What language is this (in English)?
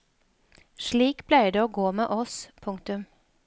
Norwegian